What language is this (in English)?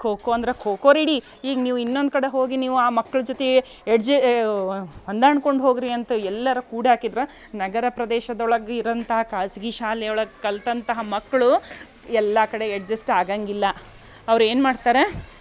Kannada